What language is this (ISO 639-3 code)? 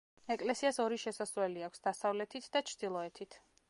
kat